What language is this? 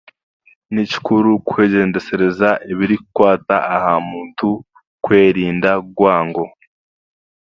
Chiga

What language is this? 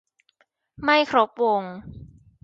Thai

